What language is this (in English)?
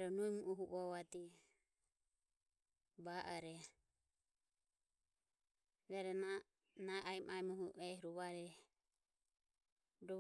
Ömie